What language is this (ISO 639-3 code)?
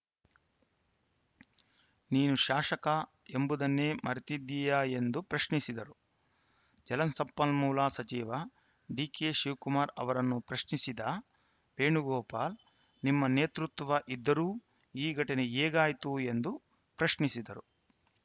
kan